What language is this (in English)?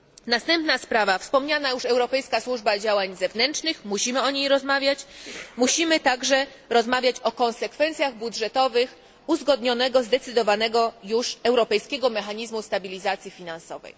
Polish